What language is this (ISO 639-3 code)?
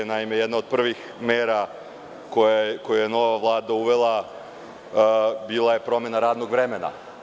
srp